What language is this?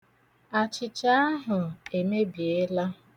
Igbo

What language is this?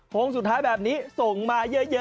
Thai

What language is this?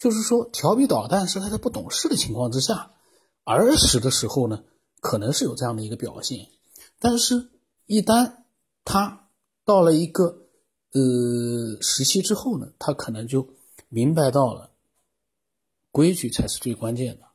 Chinese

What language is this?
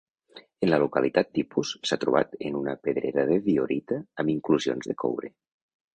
Catalan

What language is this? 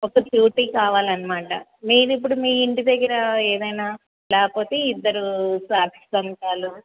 Telugu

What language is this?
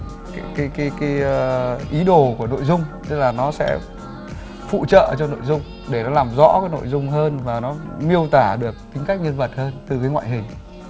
Vietnamese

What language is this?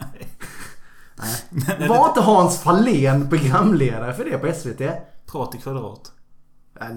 Swedish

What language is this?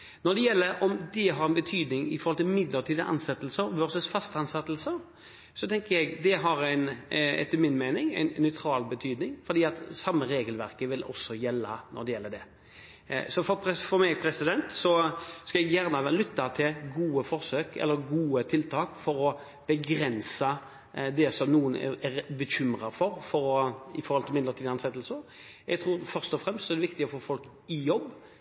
Norwegian Bokmål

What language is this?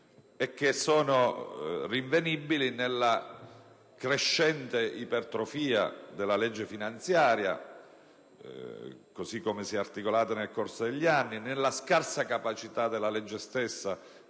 Italian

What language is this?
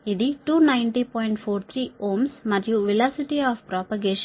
Telugu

